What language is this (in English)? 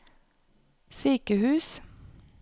Norwegian